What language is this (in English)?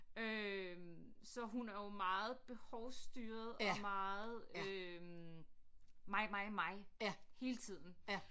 Danish